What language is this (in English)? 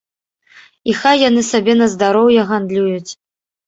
Belarusian